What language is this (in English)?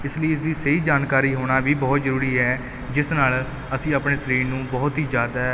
Punjabi